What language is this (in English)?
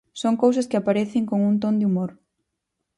Galician